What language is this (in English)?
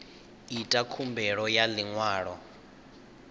Venda